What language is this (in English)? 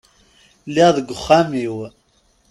Kabyle